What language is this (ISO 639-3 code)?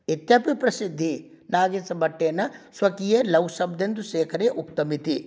san